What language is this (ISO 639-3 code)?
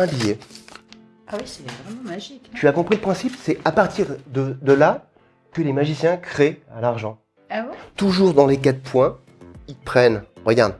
fra